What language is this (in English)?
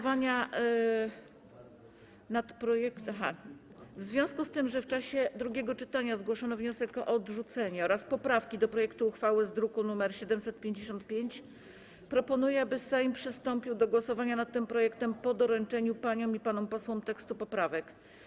Polish